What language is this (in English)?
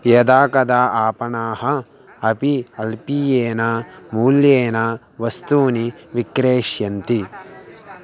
Sanskrit